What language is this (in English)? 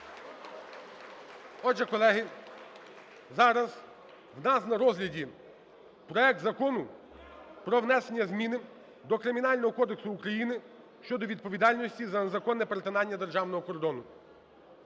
Ukrainian